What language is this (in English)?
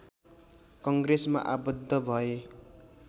Nepali